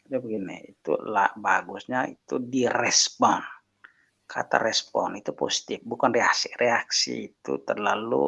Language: Indonesian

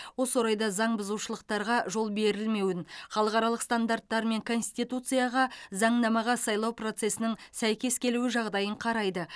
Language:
Kazakh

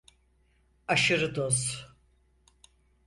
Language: Turkish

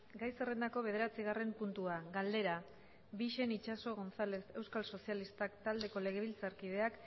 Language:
Basque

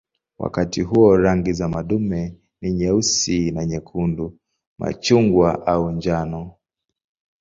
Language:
Swahili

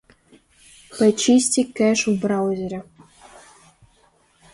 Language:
Russian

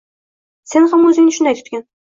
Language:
Uzbek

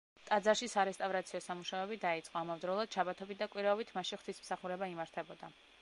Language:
Georgian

